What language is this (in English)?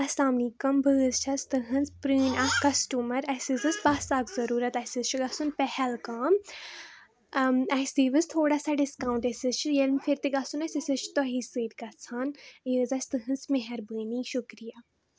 Kashmiri